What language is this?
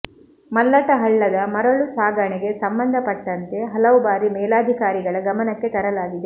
Kannada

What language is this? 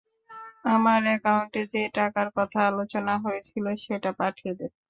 Bangla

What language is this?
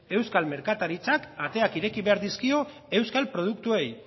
Basque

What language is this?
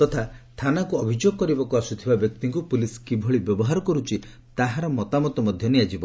Odia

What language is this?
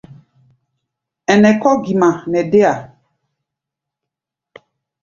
Gbaya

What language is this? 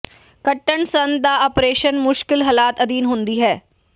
Punjabi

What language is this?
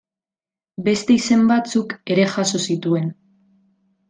Basque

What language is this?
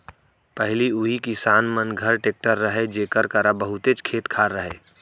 Chhattisgarhi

